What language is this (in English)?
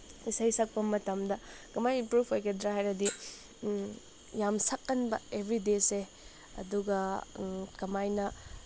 Manipuri